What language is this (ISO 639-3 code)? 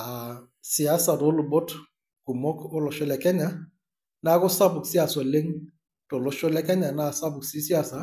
mas